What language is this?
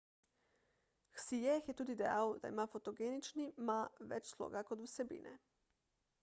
Slovenian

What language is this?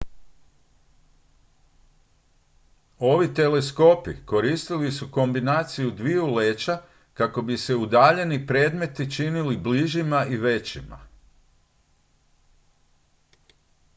Croatian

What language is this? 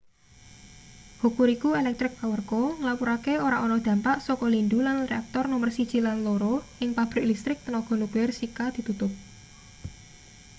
Javanese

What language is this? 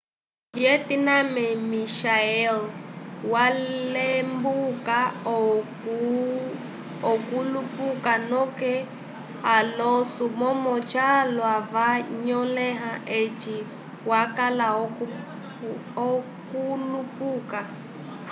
Umbundu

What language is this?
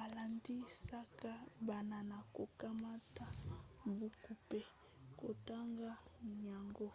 Lingala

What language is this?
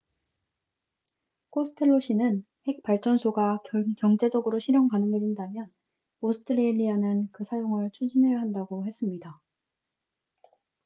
Korean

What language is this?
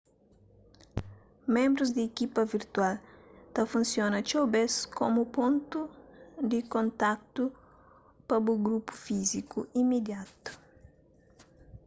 Kabuverdianu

